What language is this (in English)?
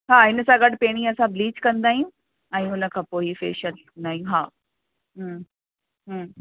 Sindhi